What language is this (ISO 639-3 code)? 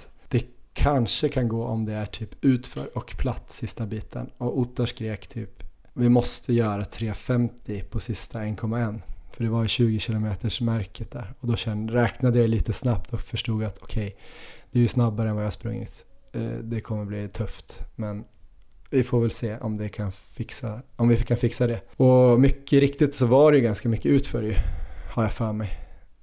swe